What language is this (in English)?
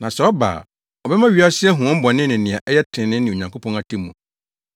Akan